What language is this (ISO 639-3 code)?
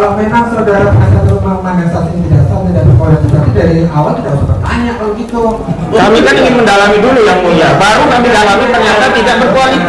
ind